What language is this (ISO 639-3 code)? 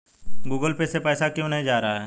hin